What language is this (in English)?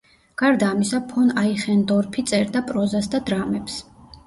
Georgian